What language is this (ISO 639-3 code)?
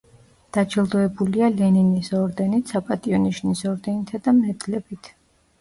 kat